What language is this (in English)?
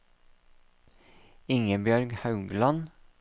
Norwegian